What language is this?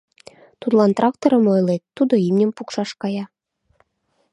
Mari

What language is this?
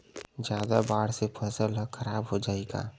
Chhattisgarhi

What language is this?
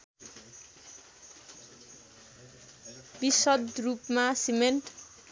Nepali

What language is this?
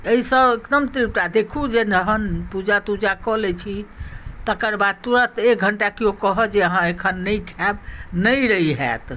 Maithili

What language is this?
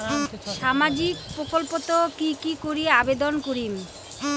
Bangla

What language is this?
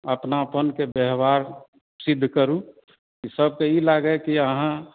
Maithili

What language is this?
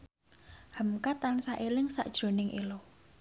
Javanese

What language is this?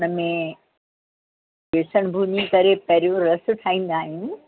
Sindhi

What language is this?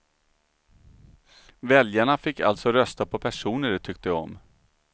Swedish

